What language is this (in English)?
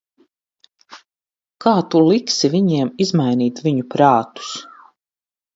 Latvian